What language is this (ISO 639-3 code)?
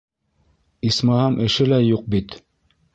bak